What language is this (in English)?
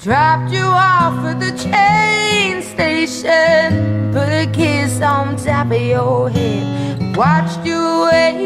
Dutch